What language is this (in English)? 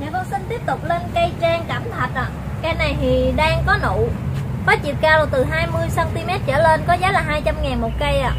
Vietnamese